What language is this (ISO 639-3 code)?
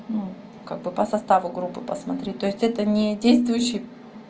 rus